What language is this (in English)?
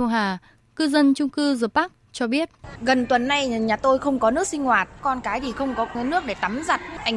Vietnamese